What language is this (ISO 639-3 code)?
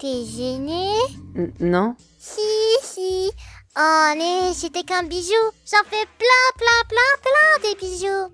fra